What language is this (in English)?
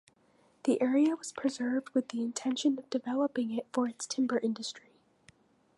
English